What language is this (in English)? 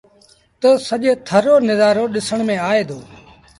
Sindhi Bhil